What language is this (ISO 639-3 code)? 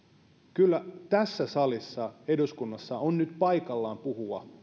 fin